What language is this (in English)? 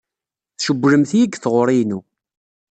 Kabyle